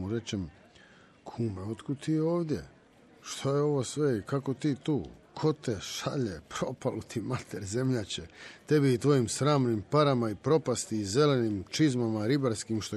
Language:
Croatian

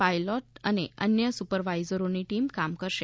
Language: Gujarati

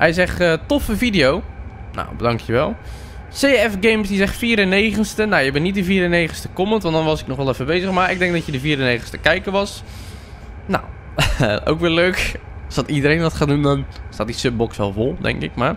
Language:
Dutch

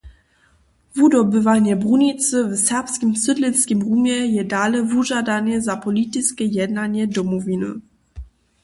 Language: Upper Sorbian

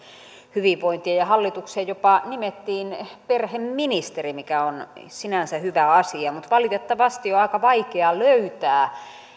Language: Finnish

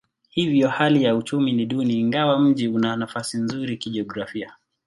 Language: Swahili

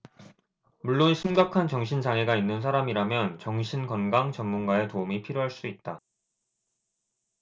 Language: Korean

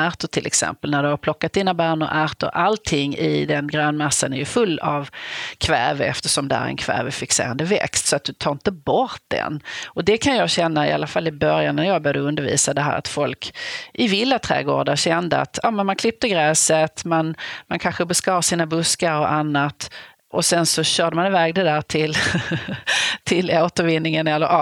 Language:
Swedish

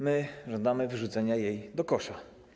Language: Polish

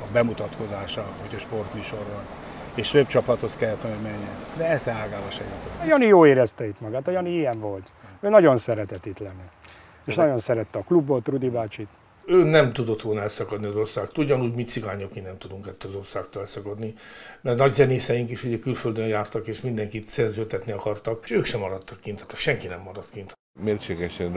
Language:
Hungarian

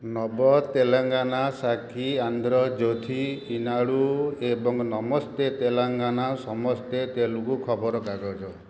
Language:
Odia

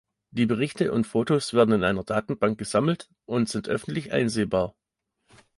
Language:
German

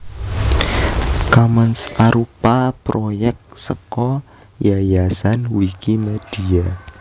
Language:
Javanese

